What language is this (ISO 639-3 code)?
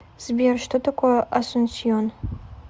rus